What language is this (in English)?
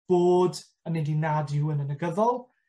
Welsh